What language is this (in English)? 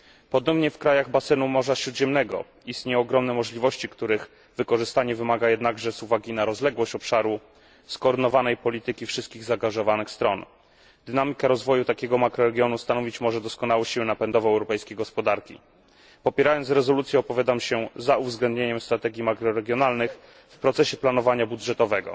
Polish